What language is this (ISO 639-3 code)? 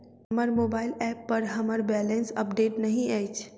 mai